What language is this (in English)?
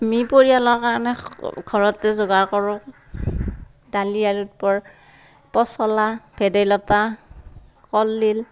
Assamese